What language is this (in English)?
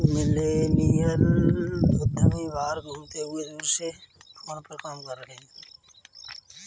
Hindi